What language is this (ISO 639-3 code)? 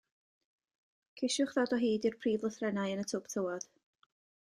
cym